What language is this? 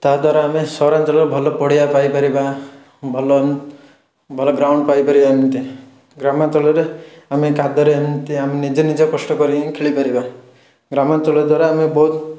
Odia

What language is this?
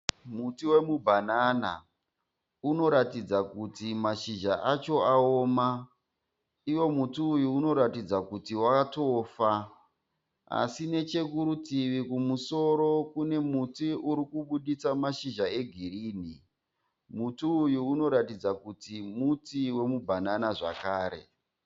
Shona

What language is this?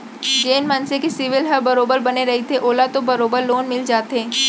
Chhattisgarhi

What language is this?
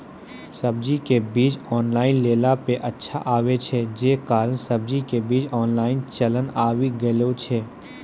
Maithili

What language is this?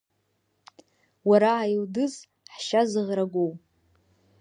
Abkhazian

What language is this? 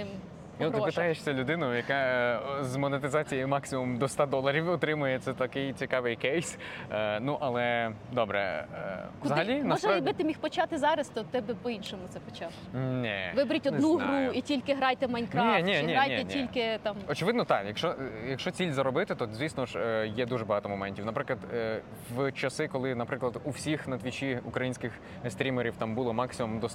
Ukrainian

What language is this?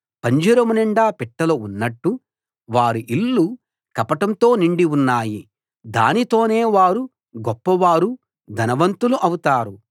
Telugu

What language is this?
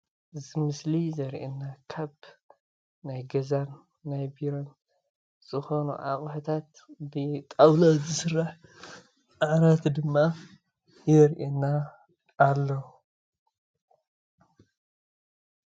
Tigrinya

